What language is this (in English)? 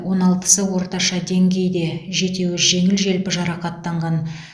Kazakh